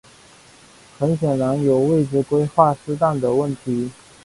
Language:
Chinese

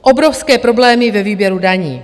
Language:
Czech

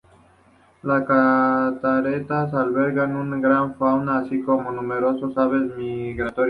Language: Spanish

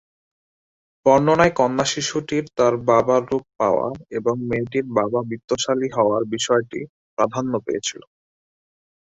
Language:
Bangla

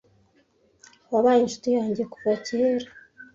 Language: Kinyarwanda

